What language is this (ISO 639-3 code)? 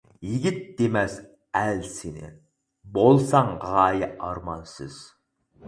uig